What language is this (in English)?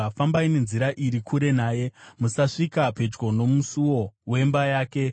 Shona